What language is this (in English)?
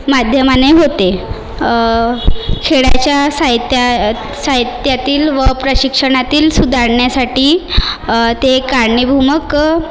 Marathi